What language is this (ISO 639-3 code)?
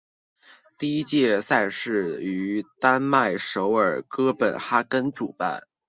zho